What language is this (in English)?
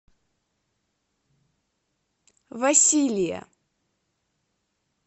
Russian